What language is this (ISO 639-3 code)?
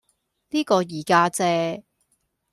yue